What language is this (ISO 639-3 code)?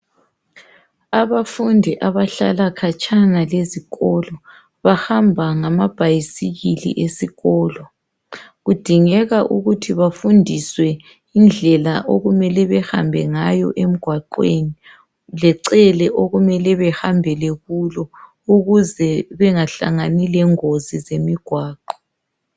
nde